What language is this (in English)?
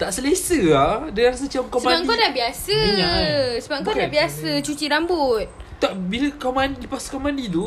Malay